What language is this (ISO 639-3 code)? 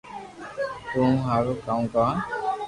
lrk